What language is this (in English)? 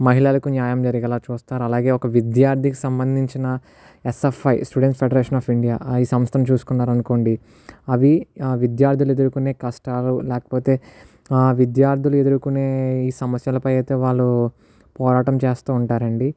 Telugu